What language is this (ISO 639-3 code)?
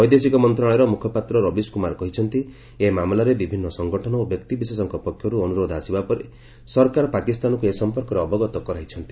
ori